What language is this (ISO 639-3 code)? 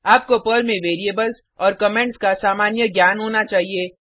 hin